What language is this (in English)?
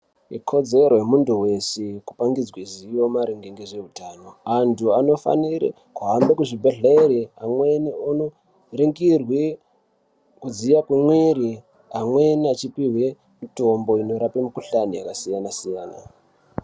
Ndau